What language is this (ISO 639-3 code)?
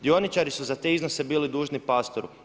hrv